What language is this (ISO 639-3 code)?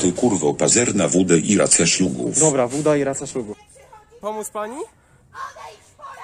pol